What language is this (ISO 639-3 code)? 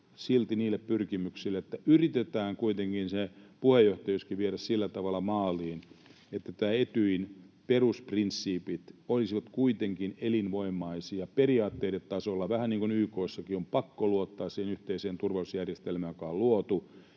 fin